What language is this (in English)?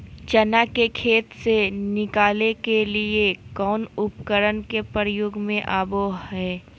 Magahi